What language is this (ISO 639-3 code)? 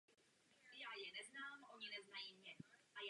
ces